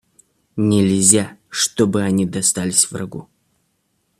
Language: Russian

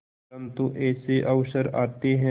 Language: Hindi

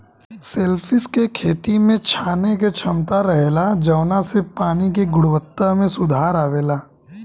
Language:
Bhojpuri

